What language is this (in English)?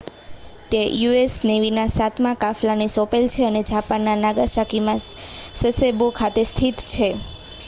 Gujarati